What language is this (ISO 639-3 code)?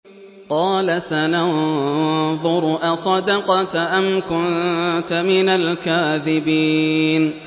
ara